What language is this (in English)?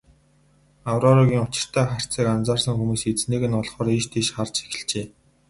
Mongolian